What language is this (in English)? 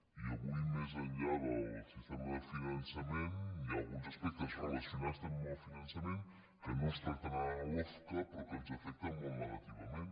Catalan